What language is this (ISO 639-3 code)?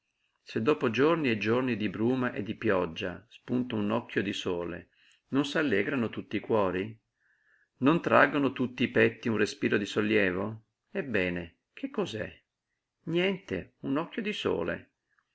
ita